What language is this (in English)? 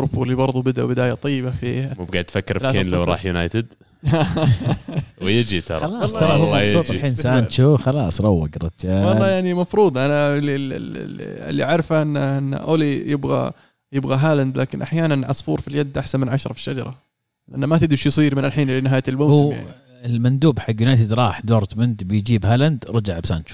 Arabic